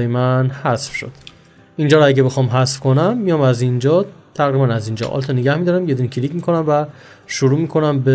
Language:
Persian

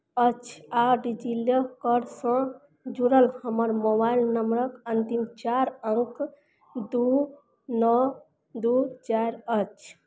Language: Maithili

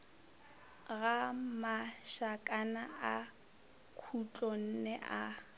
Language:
Northern Sotho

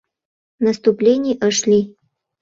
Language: Mari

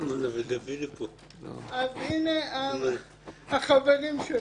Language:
Hebrew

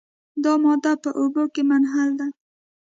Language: Pashto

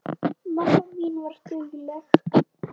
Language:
Icelandic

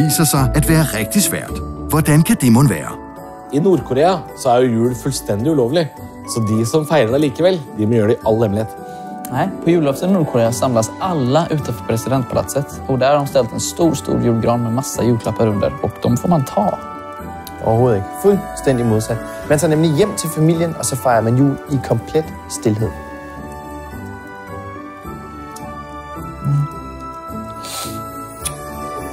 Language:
Danish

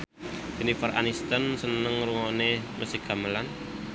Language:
Javanese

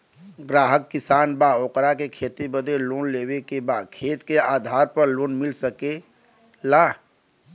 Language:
Bhojpuri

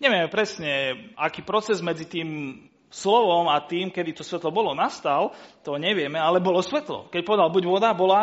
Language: Slovak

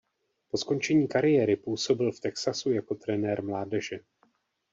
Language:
Czech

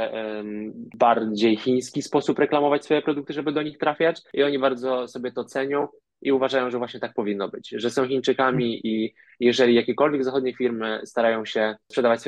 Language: Polish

